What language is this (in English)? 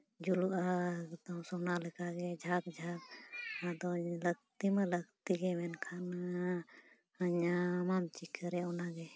Santali